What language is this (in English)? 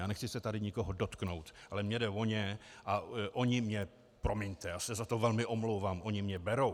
Czech